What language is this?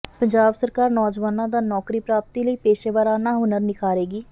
Punjabi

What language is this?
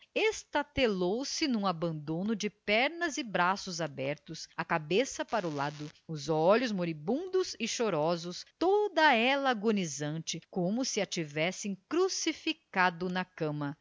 Portuguese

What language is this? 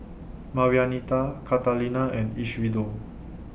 English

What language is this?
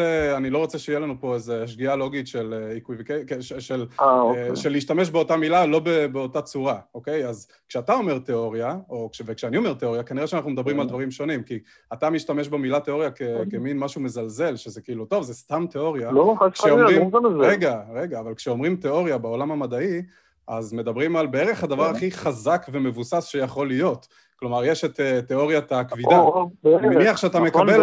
Hebrew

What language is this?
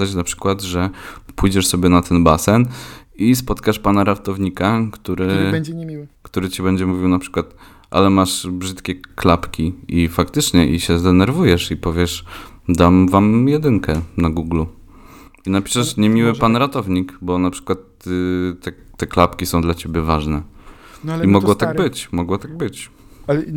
Polish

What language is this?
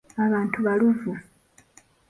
Ganda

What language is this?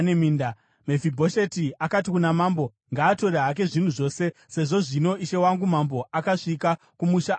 Shona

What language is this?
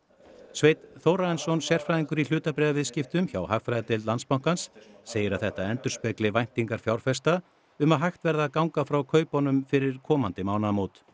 Icelandic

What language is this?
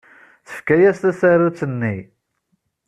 Kabyle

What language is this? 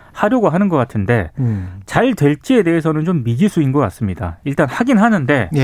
Korean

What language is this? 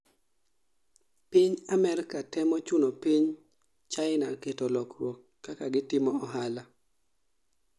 Luo (Kenya and Tanzania)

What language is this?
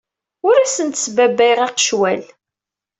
Kabyle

